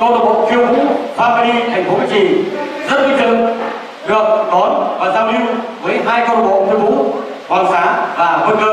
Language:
Vietnamese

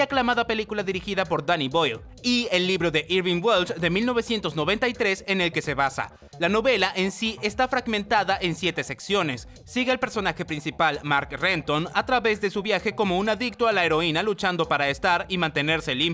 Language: Spanish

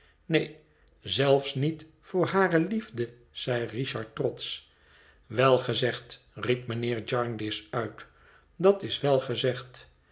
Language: Dutch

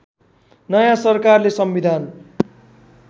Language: Nepali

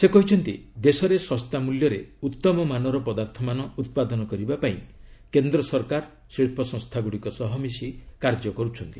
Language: Odia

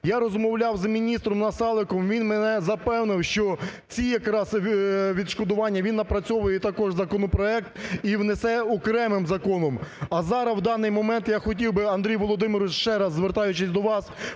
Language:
Ukrainian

